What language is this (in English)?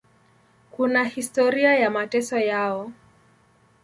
Swahili